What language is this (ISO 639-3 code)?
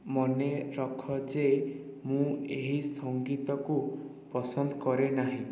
ori